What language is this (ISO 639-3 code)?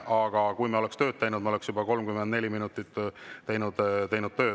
est